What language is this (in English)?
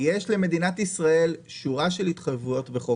Hebrew